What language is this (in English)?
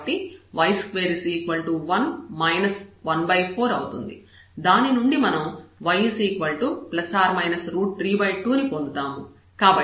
Telugu